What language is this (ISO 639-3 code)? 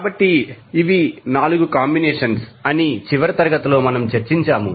tel